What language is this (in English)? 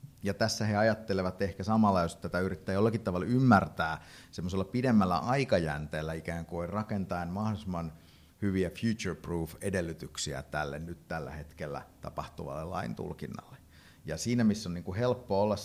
Finnish